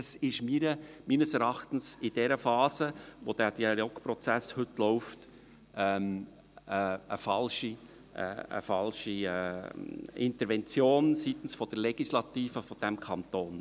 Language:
Swiss German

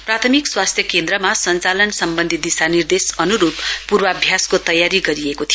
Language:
Nepali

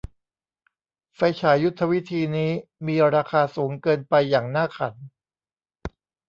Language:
Thai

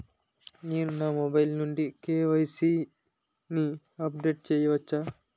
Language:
Telugu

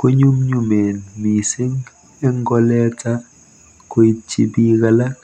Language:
Kalenjin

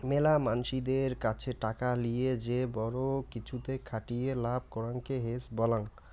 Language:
Bangla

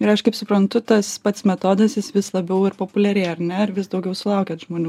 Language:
Lithuanian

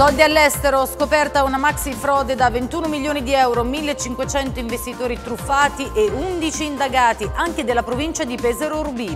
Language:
Italian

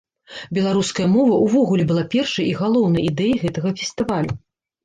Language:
Belarusian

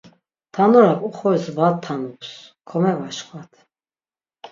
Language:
Laz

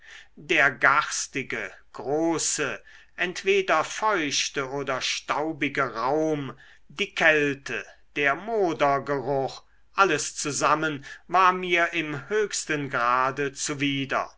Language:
German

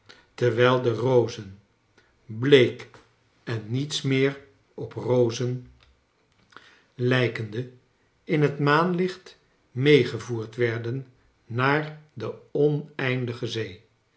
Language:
Dutch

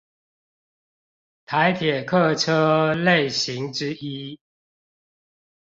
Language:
Chinese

